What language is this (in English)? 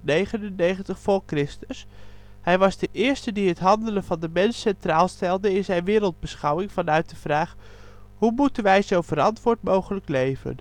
Dutch